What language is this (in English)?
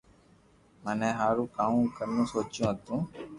Loarki